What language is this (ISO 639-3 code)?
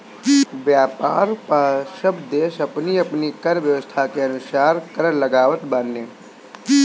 bho